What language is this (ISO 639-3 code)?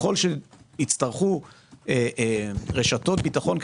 heb